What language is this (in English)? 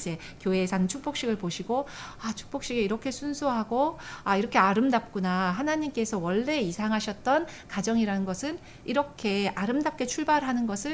Korean